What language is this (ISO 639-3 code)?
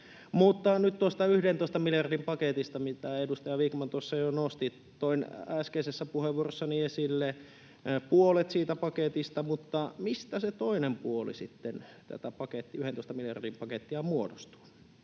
fin